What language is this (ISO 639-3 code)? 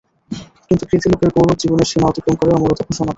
ben